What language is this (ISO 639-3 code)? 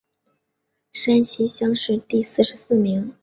zho